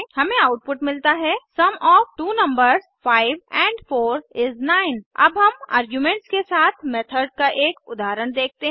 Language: Hindi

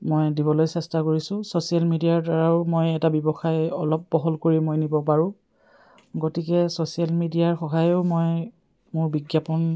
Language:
Assamese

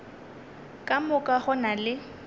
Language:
Northern Sotho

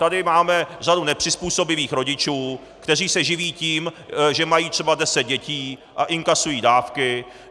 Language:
Czech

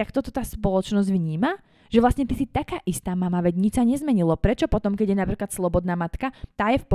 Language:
Slovak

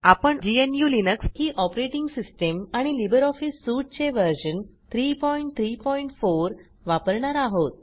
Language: Marathi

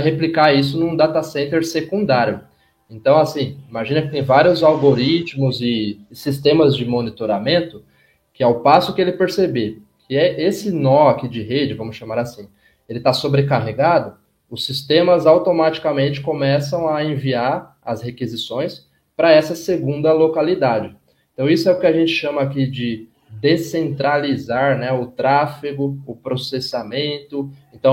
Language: Portuguese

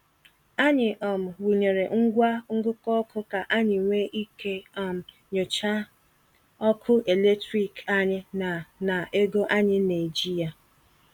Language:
Igbo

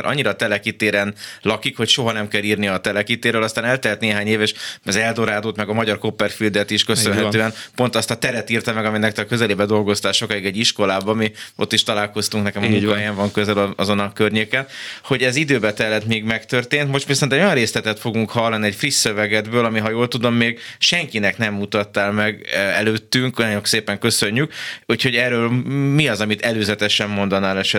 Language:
Hungarian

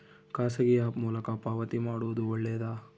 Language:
Kannada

